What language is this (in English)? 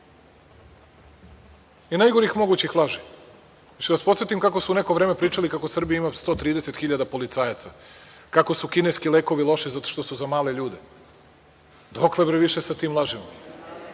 Serbian